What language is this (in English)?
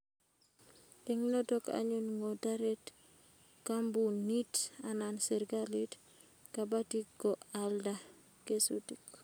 Kalenjin